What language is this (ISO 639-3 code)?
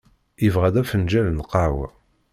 kab